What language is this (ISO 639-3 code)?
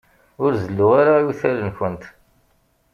kab